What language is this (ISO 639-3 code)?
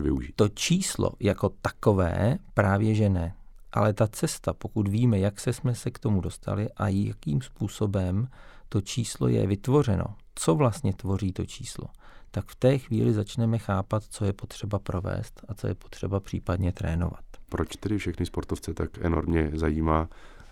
ces